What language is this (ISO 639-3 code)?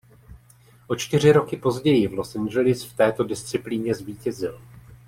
ces